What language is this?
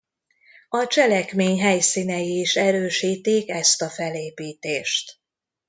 Hungarian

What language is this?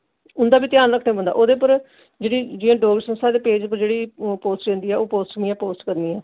Dogri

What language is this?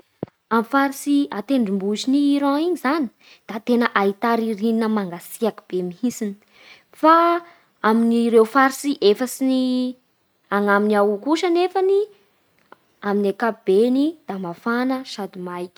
Bara Malagasy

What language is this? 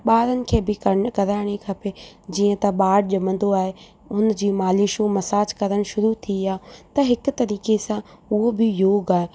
Sindhi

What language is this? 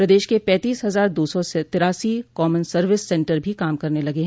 Hindi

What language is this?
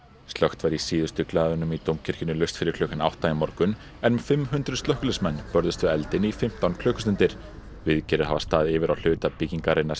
Icelandic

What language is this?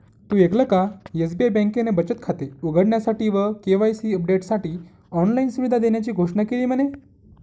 Marathi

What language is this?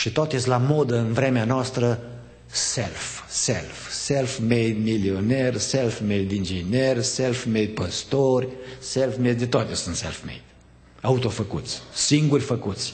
Romanian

